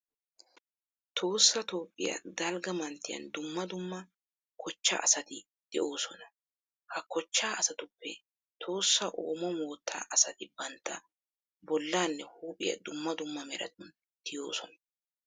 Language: Wolaytta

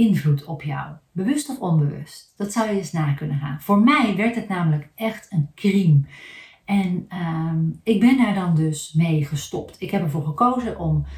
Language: Dutch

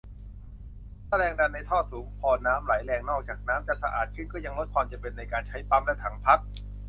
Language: Thai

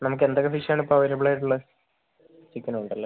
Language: Malayalam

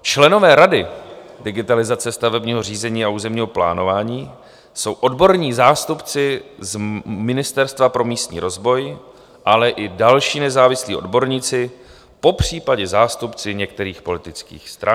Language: Czech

